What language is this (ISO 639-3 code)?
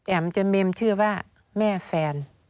tha